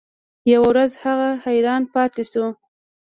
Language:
Pashto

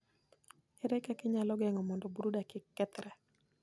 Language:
Luo (Kenya and Tanzania)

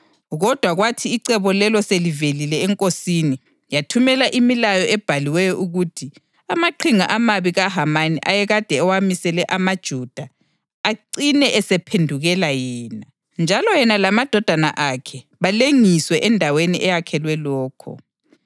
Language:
North Ndebele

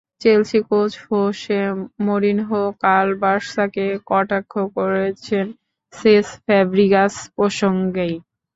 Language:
Bangla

